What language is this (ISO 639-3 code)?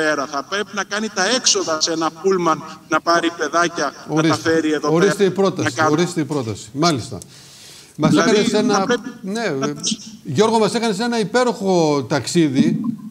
ell